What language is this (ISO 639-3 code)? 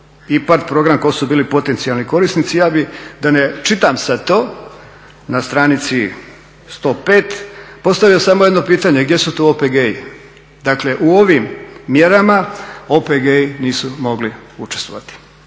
hrv